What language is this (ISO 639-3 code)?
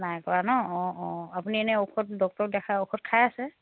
asm